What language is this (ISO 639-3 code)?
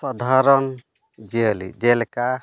sat